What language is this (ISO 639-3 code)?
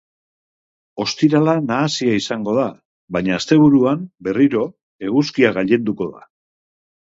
eus